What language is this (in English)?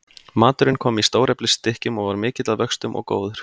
Icelandic